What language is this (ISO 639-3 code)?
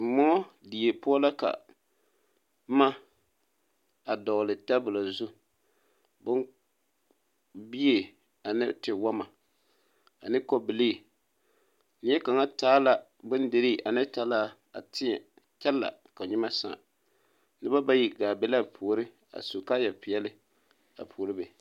dga